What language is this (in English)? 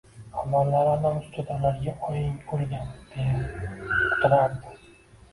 Uzbek